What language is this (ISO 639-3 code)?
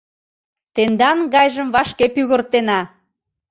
chm